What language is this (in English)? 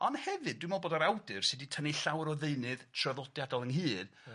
Welsh